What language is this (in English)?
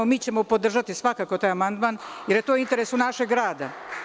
Serbian